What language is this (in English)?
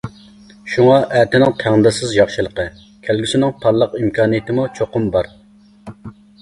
Uyghur